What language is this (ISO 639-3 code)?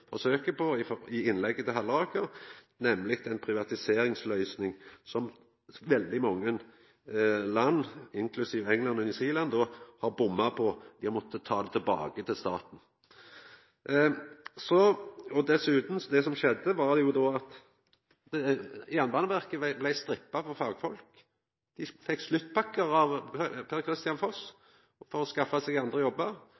nno